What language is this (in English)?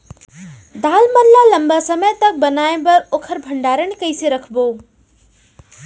Chhattisgarhi